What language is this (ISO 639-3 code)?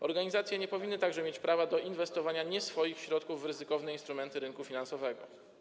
pol